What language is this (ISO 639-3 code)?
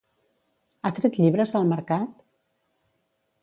cat